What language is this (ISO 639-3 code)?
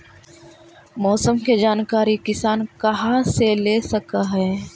mag